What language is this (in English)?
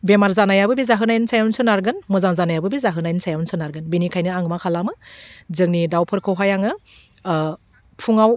Bodo